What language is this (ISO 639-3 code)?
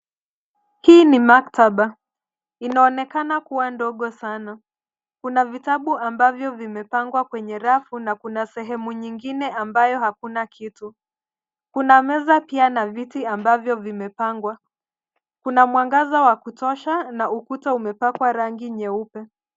swa